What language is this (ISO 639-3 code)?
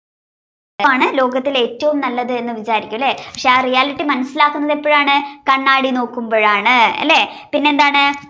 mal